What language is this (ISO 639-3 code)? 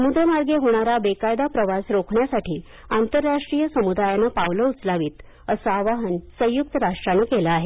mar